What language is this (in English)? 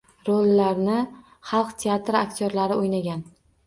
Uzbek